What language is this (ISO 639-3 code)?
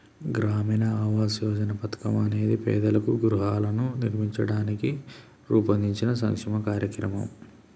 tel